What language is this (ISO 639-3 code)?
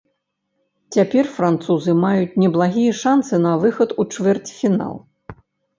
bel